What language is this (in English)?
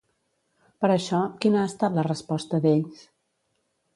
Catalan